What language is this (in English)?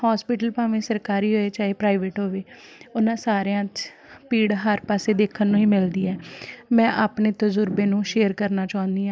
Punjabi